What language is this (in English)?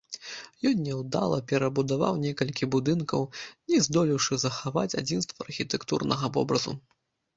Belarusian